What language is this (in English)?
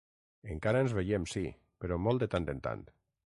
Catalan